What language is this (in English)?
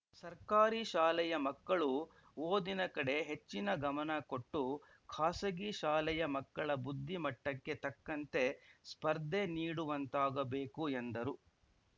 Kannada